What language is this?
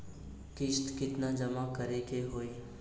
Bhojpuri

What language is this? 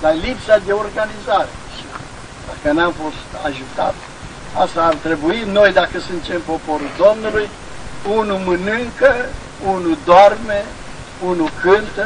Romanian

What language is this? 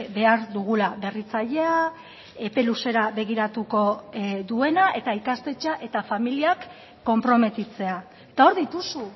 Basque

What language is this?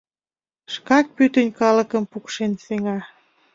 Mari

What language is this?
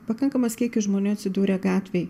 Lithuanian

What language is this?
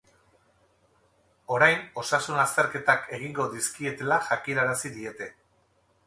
Basque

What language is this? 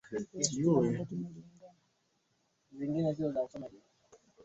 Swahili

